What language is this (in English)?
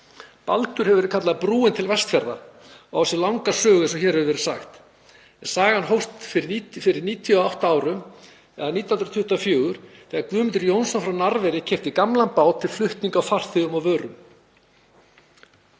Icelandic